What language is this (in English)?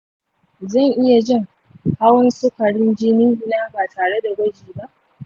Hausa